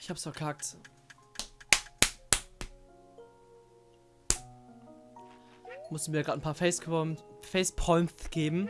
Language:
German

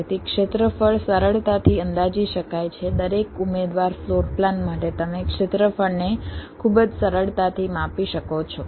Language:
Gujarati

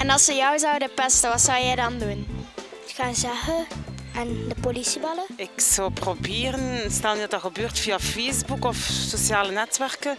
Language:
Dutch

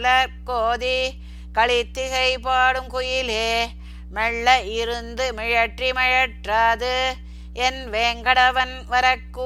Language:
Tamil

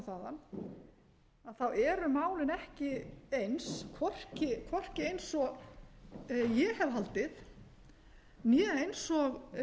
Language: Icelandic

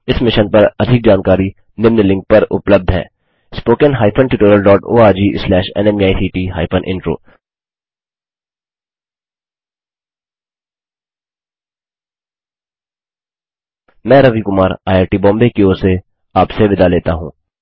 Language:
Hindi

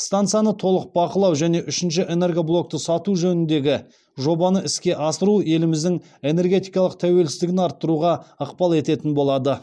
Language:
Kazakh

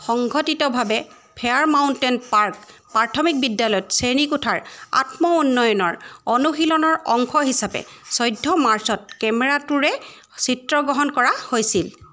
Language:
Assamese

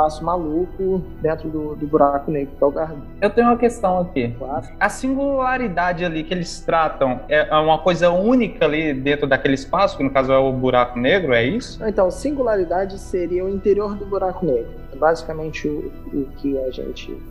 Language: Portuguese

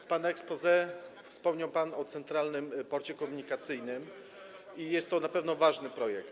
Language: Polish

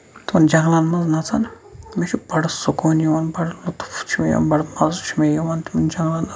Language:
Kashmiri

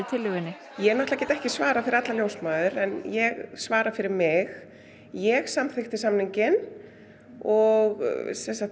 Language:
Icelandic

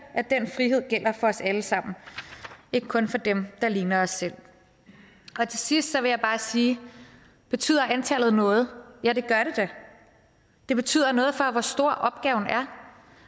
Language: Danish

